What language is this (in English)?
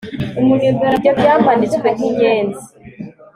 Kinyarwanda